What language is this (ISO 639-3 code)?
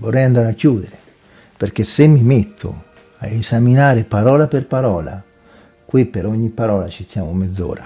ita